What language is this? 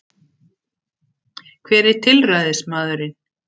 Icelandic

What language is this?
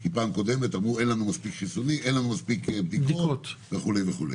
Hebrew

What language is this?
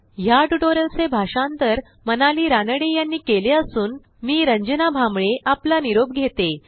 Marathi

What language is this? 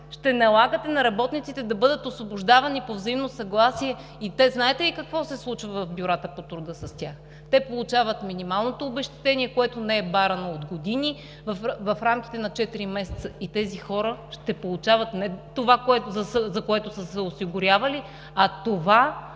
Bulgarian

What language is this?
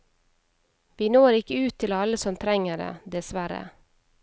Norwegian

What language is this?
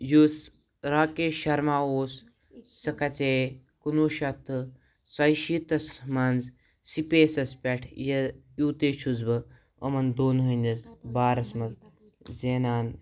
Kashmiri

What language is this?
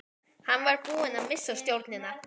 Icelandic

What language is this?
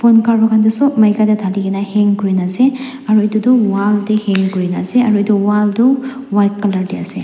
Naga Pidgin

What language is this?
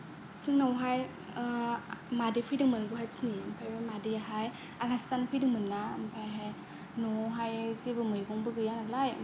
Bodo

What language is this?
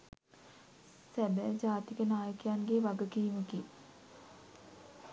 Sinhala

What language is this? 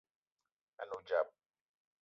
Eton (Cameroon)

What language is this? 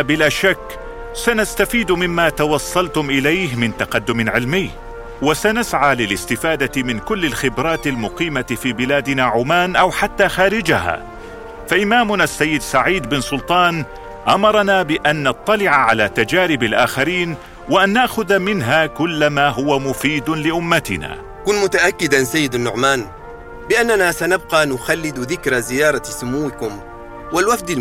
Arabic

